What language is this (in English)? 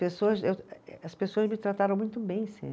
Portuguese